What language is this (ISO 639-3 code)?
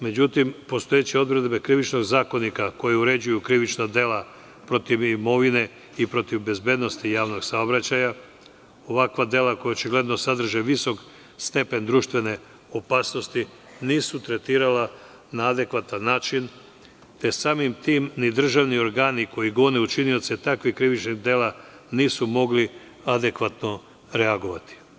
srp